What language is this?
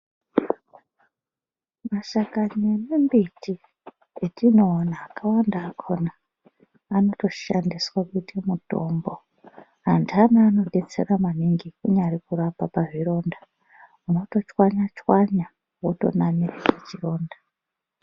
Ndau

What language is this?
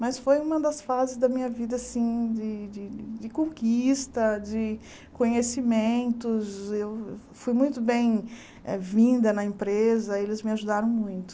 Portuguese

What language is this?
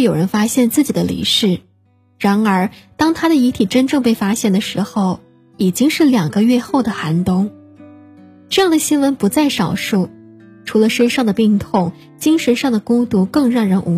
Chinese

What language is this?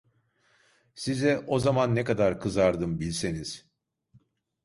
Turkish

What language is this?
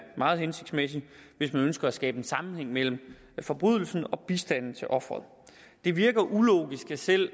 Danish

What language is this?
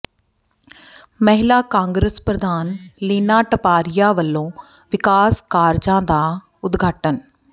Punjabi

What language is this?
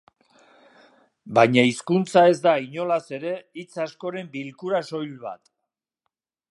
Basque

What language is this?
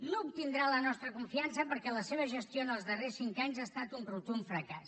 Catalan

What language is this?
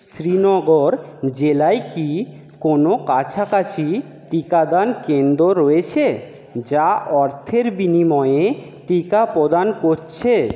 Bangla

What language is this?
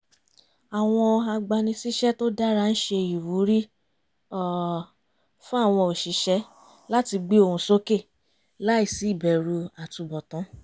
Yoruba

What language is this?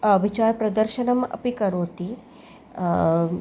Sanskrit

